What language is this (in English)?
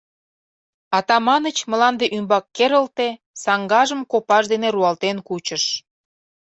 Mari